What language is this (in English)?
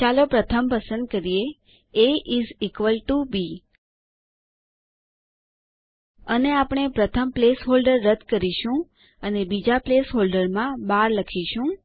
Gujarati